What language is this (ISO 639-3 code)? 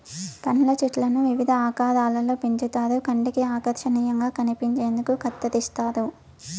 tel